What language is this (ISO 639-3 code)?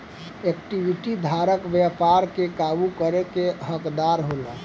bho